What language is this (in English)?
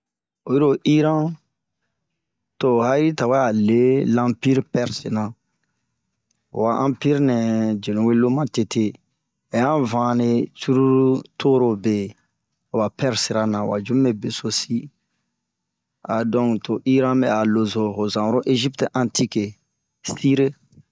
Bomu